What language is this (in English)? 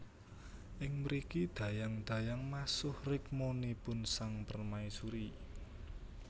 Javanese